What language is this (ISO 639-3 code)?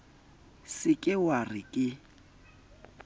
sot